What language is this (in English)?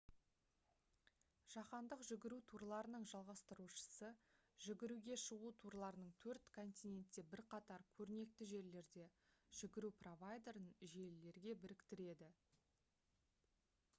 Kazakh